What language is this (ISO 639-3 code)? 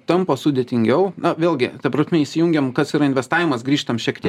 lit